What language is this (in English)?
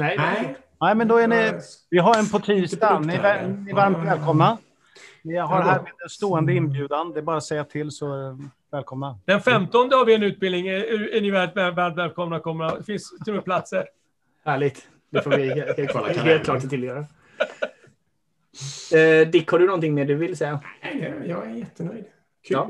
Swedish